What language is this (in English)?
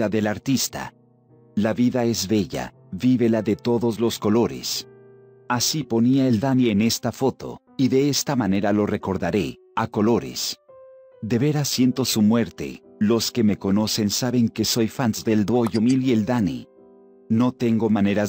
Spanish